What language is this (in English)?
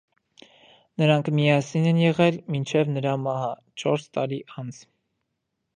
Armenian